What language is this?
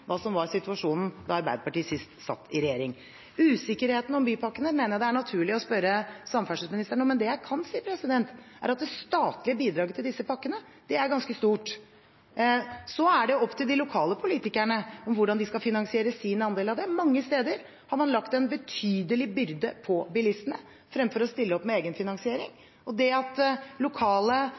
Norwegian Bokmål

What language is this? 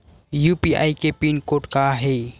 Chhattisgarhi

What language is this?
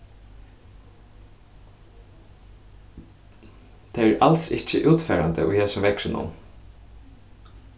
Faroese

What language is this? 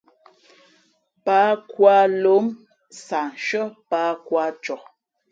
Fe'fe'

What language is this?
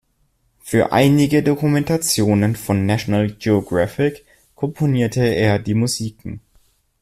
German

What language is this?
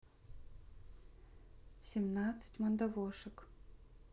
Russian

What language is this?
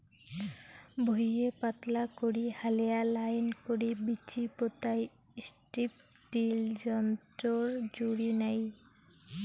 Bangla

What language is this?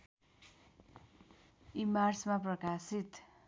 Nepali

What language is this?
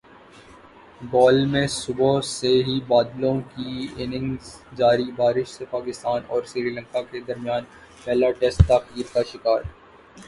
Urdu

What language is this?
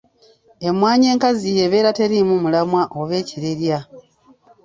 Ganda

